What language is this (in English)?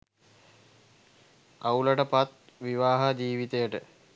Sinhala